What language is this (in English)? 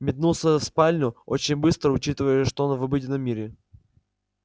Russian